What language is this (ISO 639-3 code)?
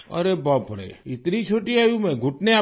hin